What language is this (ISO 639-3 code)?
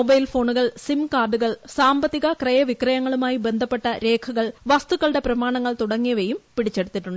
mal